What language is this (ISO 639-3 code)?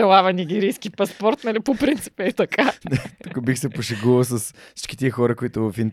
bul